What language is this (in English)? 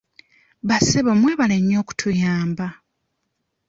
Ganda